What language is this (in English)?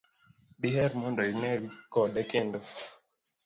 Luo (Kenya and Tanzania)